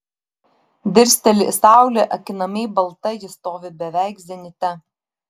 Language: Lithuanian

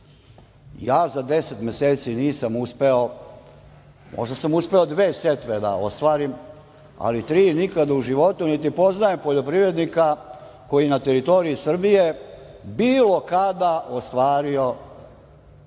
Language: Serbian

